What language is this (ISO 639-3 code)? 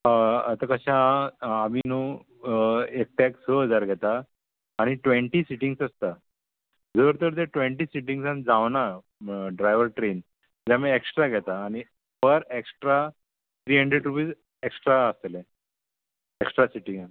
kok